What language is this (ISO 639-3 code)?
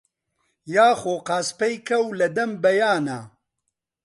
ckb